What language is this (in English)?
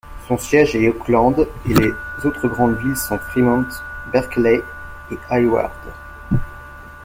French